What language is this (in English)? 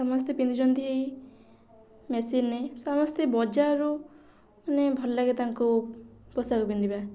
Odia